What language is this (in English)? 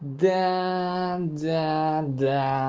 Russian